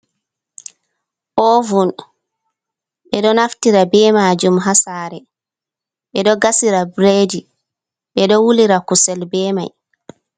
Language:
Fula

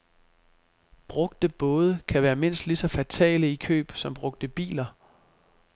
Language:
Danish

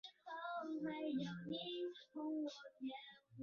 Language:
Chinese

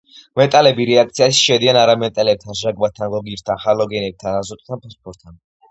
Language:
Georgian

